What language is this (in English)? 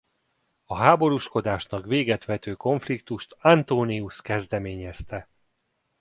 Hungarian